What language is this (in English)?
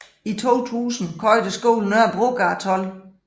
Danish